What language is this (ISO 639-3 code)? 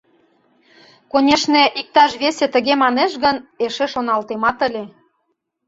chm